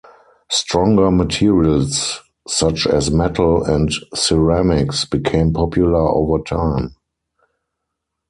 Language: English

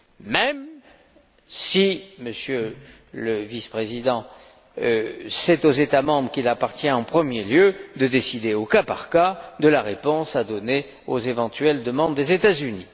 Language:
French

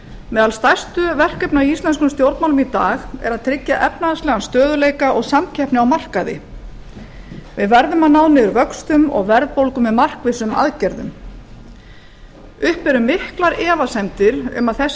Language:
Icelandic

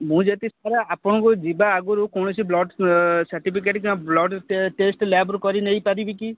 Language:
Odia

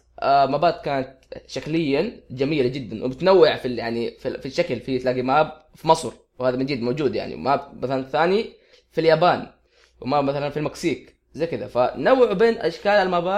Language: Arabic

